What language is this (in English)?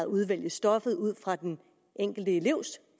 Danish